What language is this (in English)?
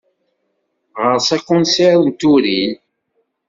Kabyle